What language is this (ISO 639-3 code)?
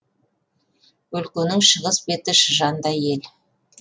kaz